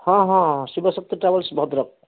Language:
Odia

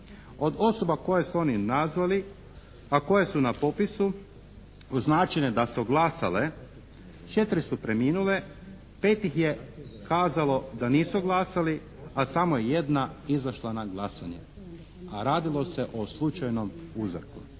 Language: Croatian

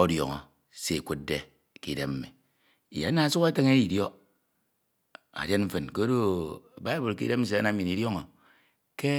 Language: Ito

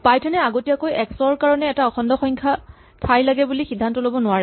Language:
Assamese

